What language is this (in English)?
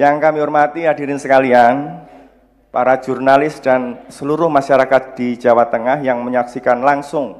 Indonesian